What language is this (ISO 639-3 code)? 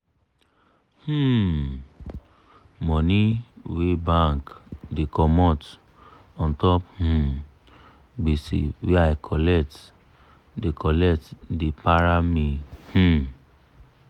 pcm